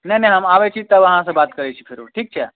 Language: Maithili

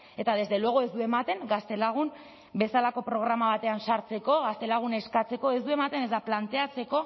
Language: Basque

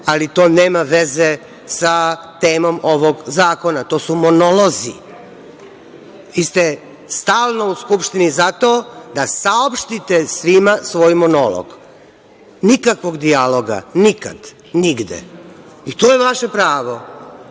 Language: Serbian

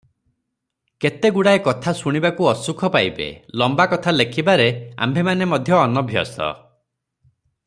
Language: Odia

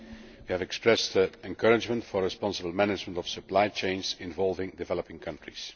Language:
English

